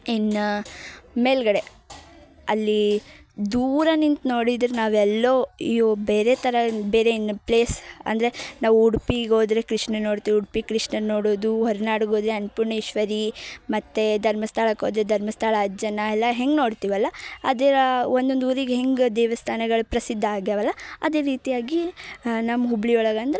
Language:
Kannada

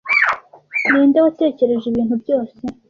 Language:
Kinyarwanda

